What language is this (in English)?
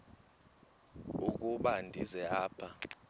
Xhosa